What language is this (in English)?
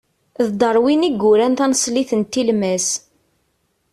Kabyle